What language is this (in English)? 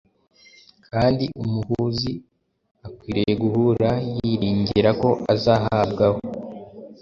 Kinyarwanda